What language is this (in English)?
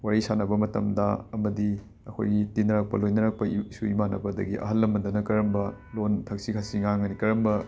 Manipuri